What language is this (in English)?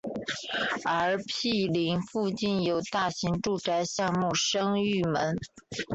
Chinese